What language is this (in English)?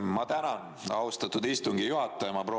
Estonian